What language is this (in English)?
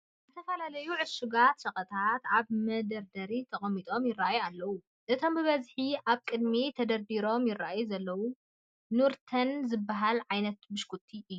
Tigrinya